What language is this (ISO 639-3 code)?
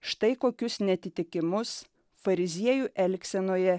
lit